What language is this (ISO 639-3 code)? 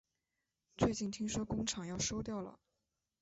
zho